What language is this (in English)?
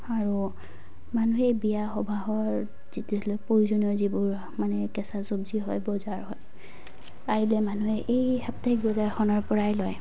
Assamese